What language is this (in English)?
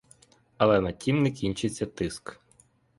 Ukrainian